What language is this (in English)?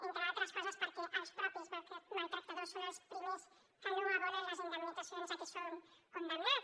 Catalan